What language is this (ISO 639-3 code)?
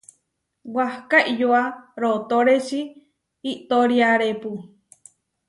var